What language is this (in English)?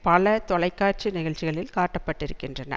Tamil